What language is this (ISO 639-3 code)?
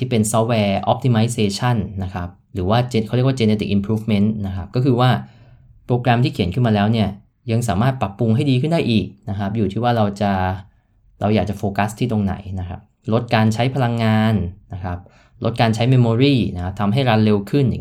tha